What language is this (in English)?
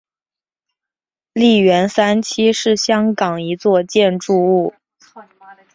Chinese